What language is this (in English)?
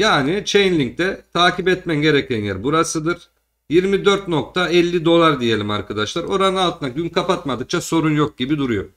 Turkish